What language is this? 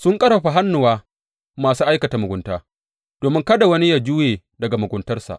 Hausa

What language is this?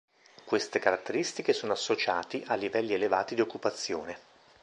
Italian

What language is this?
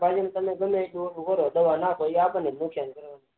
Gujarati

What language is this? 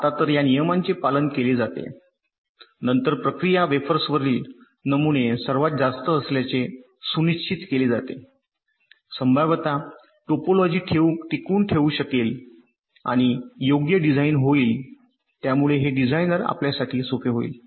Marathi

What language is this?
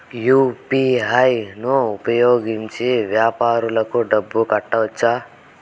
Telugu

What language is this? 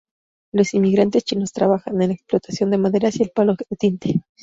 Spanish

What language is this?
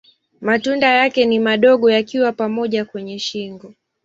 Swahili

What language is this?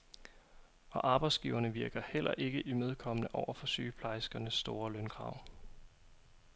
Danish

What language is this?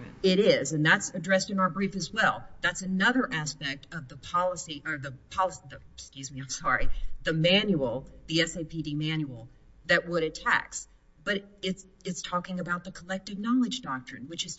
English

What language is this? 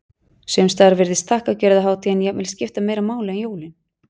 Icelandic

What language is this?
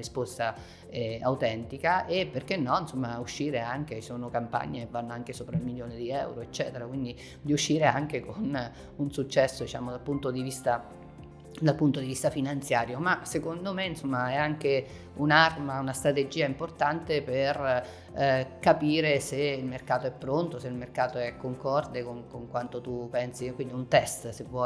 Italian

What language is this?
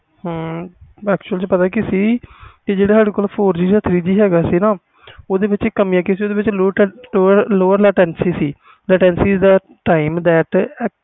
Punjabi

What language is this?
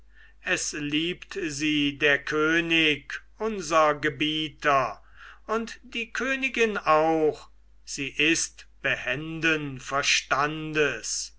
German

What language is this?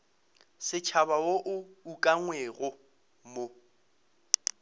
Northern Sotho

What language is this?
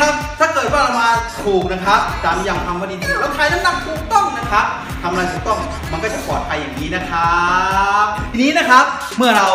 Thai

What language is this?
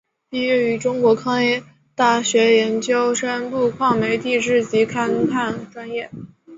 Chinese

